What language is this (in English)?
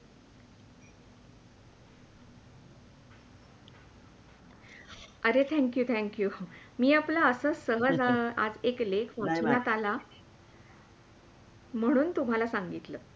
Marathi